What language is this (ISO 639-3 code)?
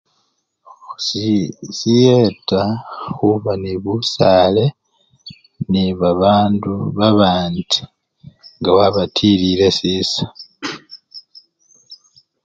luy